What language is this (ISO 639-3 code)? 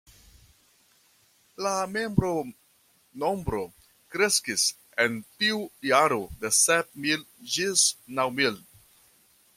epo